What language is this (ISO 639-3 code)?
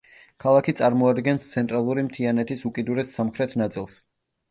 kat